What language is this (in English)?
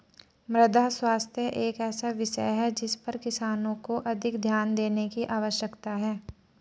Hindi